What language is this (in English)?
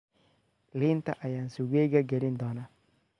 Somali